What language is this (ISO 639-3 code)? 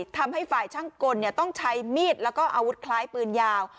tha